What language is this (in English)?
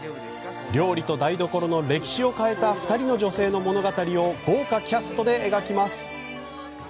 Japanese